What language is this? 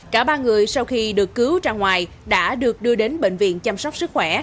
Vietnamese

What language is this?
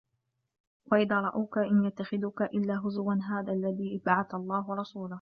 Arabic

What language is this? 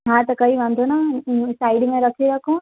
Sindhi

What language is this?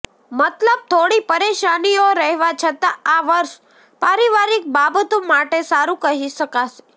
Gujarati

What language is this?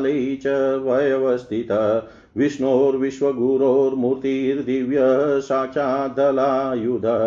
Hindi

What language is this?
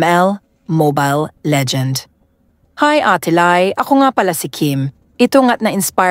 Filipino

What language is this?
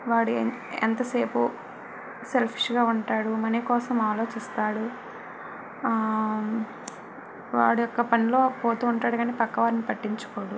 Telugu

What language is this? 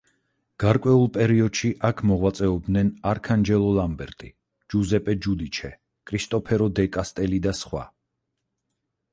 Georgian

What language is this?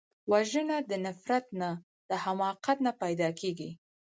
Pashto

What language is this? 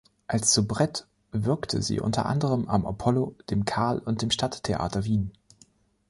German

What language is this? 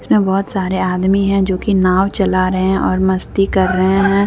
Hindi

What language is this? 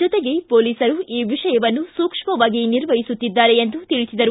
Kannada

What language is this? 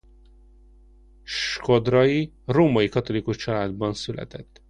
Hungarian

